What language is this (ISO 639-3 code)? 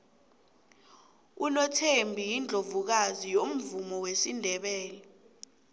nbl